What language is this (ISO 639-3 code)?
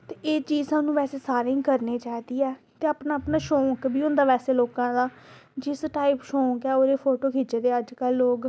doi